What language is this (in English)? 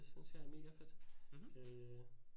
Danish